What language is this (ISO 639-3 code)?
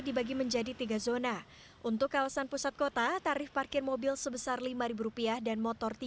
ind